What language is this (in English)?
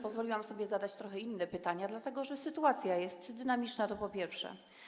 Polish